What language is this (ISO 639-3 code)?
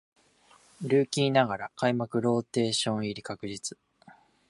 jpn